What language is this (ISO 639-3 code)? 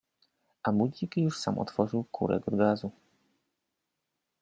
pol